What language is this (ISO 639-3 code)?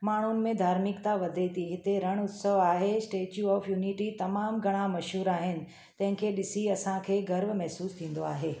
snd